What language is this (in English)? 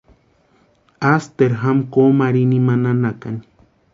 Western Highland Purepecha